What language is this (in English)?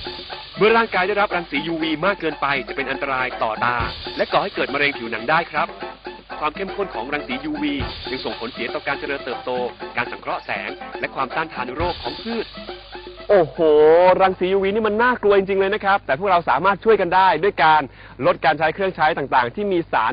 Thai